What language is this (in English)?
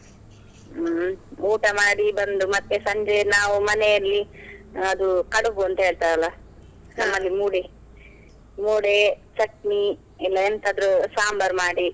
Kannada